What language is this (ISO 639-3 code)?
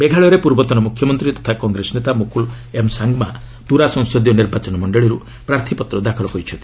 ori